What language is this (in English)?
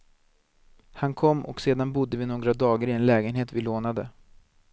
Swedish